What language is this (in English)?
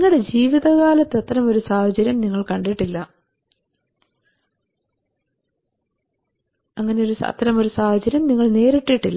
Malayalam